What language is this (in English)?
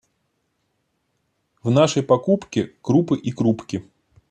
Russian